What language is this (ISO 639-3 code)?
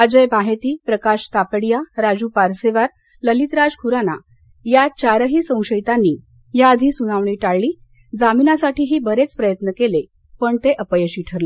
mar